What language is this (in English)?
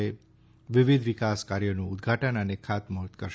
Gujarati